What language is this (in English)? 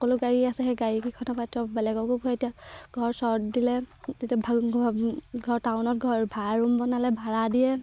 Assamese